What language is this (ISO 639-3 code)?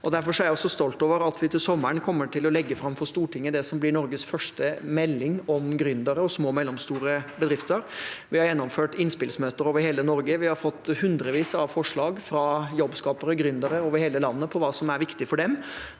nor